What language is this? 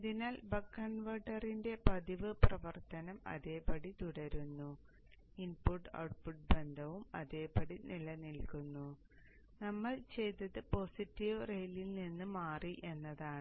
Malayalam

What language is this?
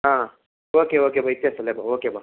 Telugu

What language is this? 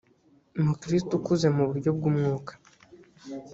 Kinyarwanda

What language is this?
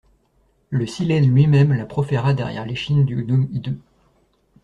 French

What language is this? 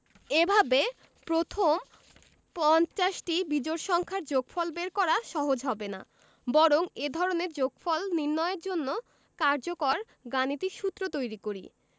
Bangla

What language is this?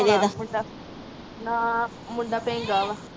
Punjabi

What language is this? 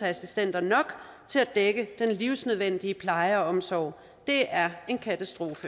Danish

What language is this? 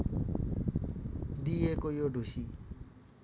Nepali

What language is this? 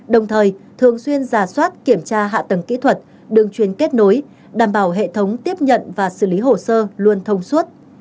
Vietnamese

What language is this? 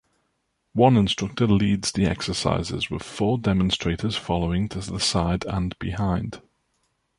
English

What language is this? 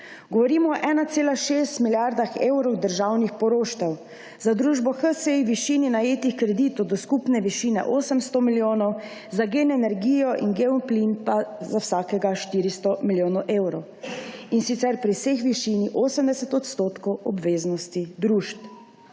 Slovenian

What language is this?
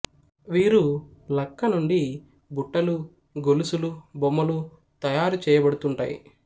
Telugu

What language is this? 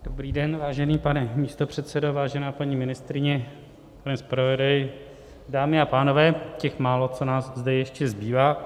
Czech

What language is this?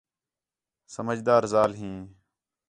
Khetrani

